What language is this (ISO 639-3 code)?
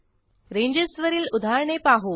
mar